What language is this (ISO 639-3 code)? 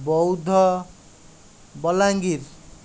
ori